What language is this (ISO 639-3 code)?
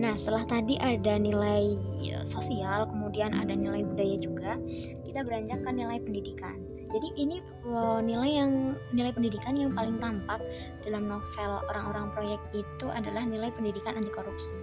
ind